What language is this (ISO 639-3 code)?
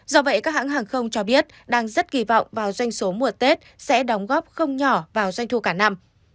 vie